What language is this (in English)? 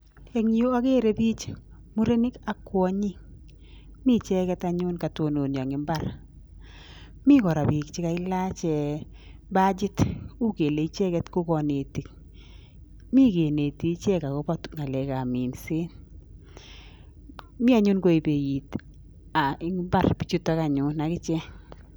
Kalenjin